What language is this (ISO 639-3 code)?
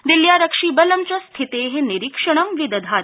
san